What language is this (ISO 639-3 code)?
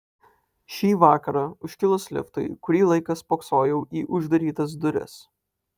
lit